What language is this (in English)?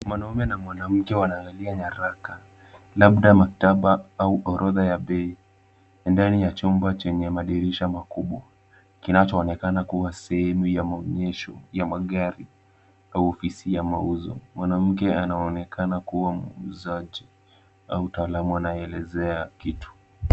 Swahili